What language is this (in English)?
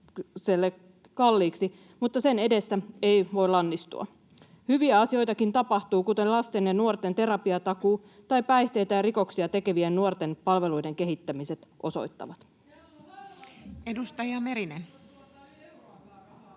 Finnish